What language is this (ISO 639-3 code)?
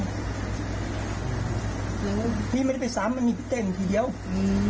tha